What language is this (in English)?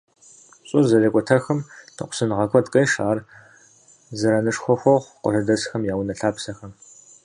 Kabardian